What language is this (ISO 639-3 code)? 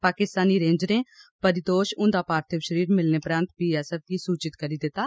doi